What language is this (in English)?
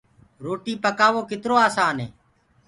Gurgula